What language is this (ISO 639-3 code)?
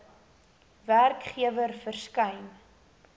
afr